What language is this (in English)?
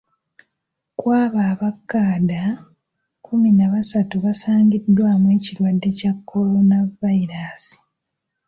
Ganda